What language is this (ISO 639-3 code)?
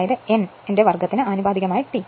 mal